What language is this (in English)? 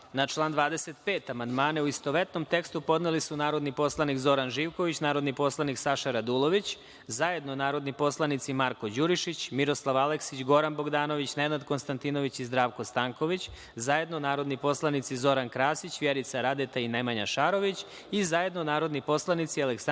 Serbian